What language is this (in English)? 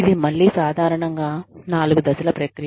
Telugu